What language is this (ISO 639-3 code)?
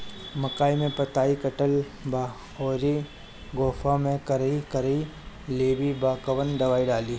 bho